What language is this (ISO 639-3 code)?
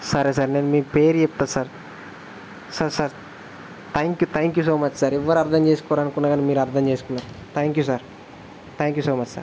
tel